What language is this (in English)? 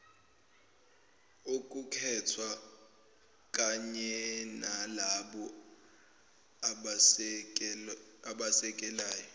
Zulu